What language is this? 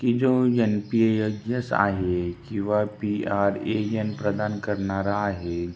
Marathi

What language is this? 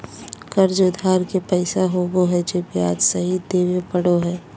Magahi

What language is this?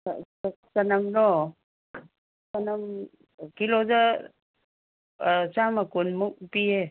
Manipuri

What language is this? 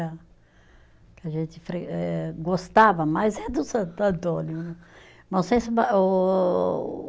Portuguese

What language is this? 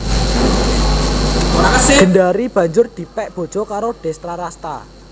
Javanese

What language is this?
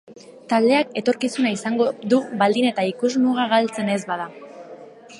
Basque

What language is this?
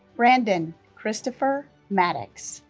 English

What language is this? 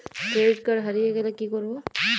Bangla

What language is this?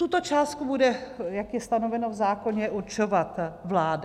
Czech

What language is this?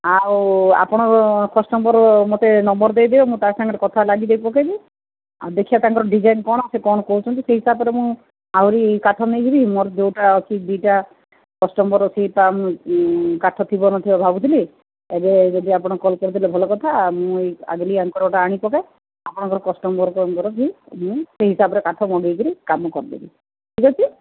Odia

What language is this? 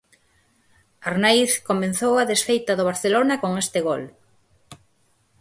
Galician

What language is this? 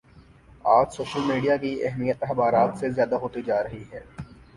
Urdu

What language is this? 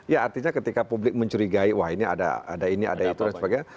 Indonesian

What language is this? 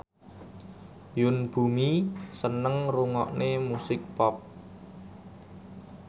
Javanese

